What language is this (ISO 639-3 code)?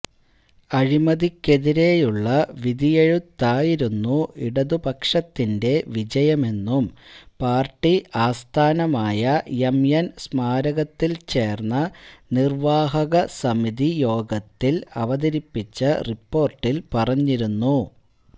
mal